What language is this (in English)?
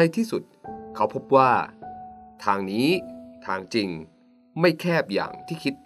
Thai